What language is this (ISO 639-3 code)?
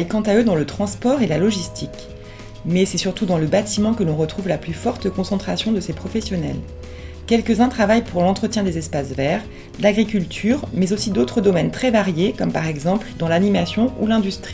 fra